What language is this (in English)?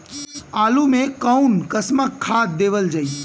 Bhojpuri